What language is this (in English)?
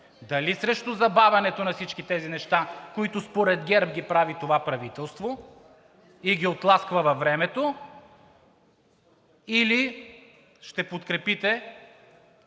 Bulgarian